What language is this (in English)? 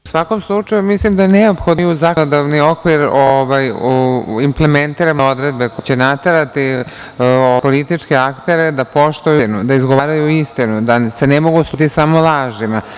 Serbian